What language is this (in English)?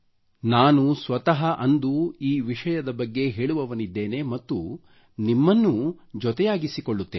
Kannada